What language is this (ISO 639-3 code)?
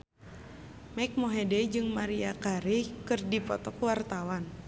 sun